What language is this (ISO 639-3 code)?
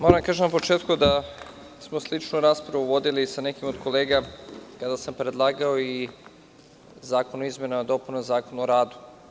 srp